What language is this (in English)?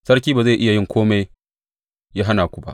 Hausa